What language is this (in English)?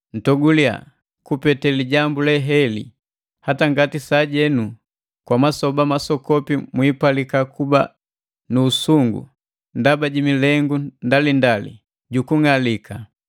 Matengo